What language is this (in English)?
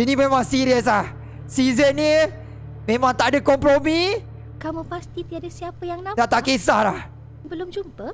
Malay